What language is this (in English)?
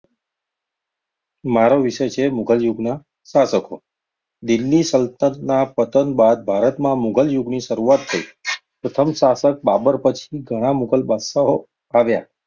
Gujarati